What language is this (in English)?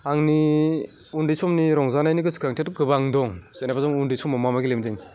Bodo